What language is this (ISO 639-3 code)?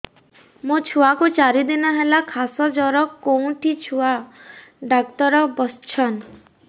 ori